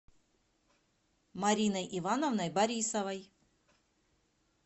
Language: Russian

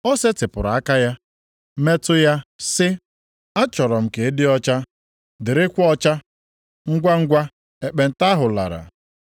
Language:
Igbo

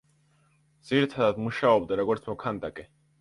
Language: Georgian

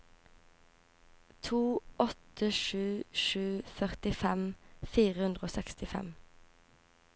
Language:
Norwegian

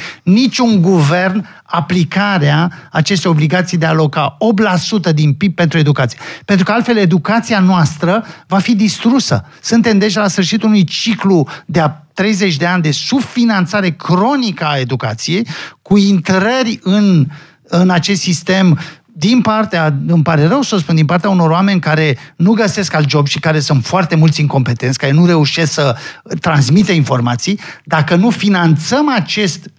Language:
Romanian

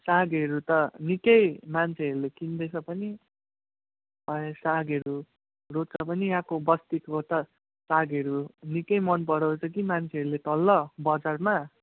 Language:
Nepali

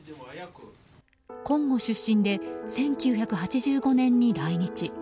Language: Japanese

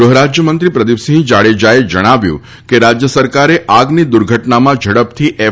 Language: Gujarati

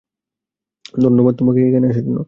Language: Bangla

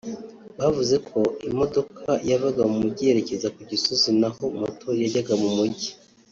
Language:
Kinyarwanda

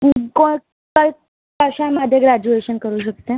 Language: Marathi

